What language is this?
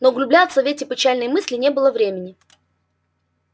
Russian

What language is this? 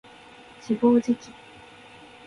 Japanese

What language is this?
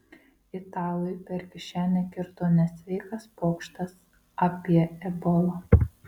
Lithuanian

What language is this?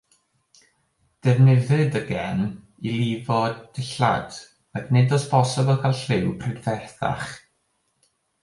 Welsh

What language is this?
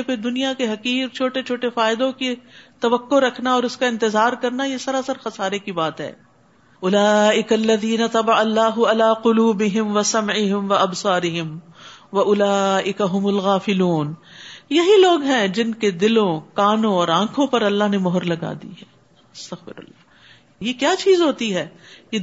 Urdu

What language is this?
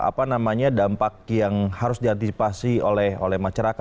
Indonesian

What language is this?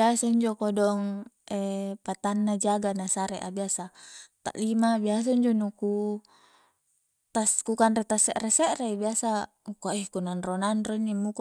Coastal Konjo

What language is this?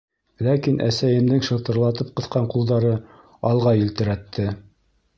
Bashkir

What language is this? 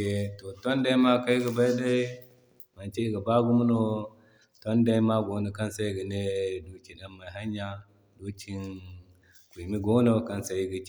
Zarma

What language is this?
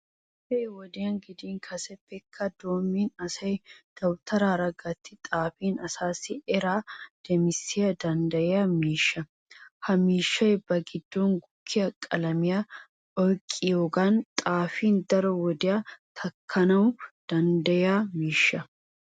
Wolaytta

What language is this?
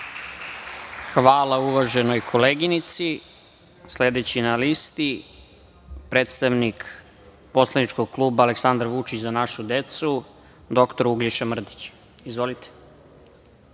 Serbian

